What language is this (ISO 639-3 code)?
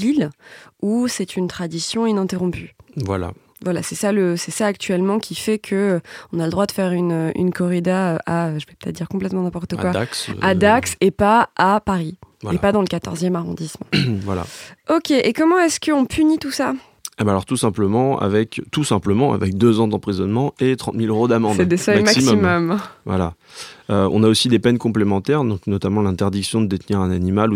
fra